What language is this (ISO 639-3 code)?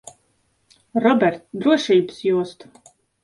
lav